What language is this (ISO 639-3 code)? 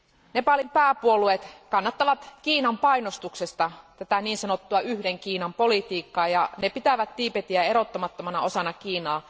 fin